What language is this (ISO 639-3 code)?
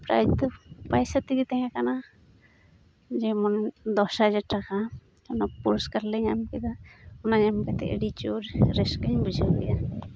sat